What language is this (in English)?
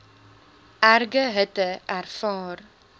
Afrikaans